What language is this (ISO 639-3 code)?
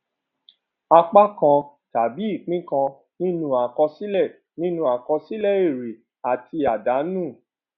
yor